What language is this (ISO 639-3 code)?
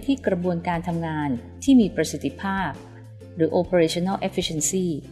tha